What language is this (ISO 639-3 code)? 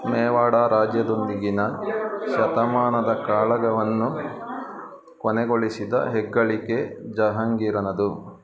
kan